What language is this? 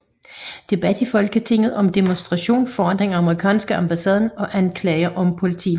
Danish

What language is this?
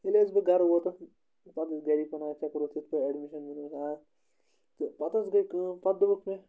Kashmiri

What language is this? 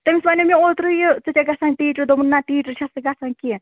Kashmiri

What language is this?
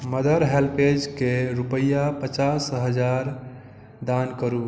Maithili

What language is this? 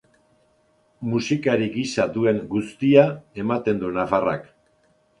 Basque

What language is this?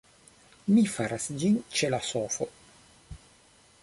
Esperanto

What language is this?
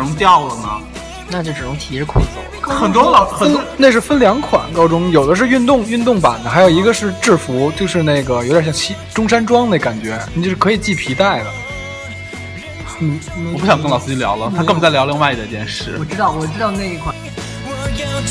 Chinese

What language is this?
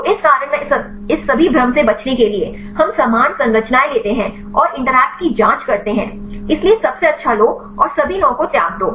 Hindi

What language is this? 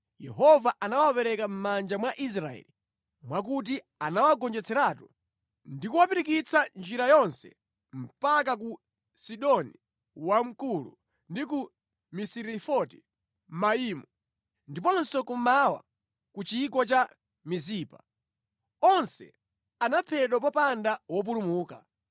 Nyanja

